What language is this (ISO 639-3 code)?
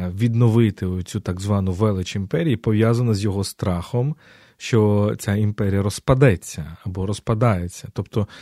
ukr